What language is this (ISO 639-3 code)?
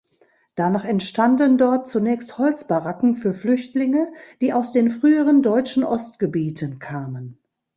deu